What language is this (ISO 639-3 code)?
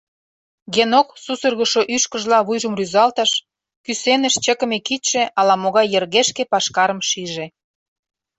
chm